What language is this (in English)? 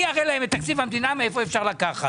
Hebrew